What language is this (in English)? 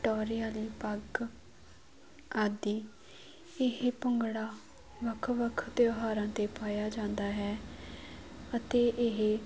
Punjabi